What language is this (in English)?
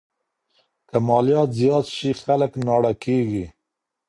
Pashto